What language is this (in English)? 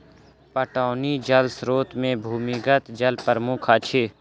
Maithili